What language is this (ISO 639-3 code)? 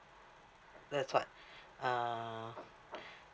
eng